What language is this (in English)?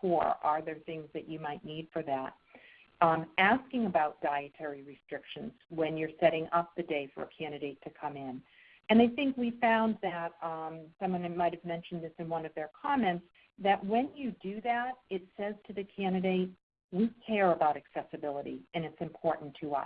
English